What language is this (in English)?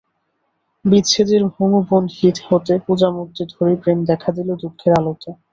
Bangla